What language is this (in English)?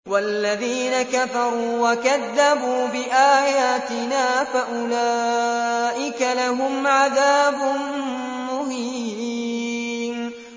Arabic